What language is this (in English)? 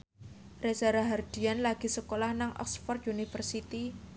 Javanese